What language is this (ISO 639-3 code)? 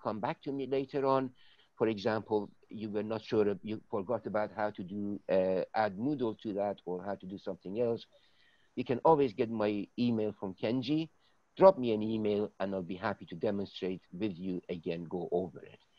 eng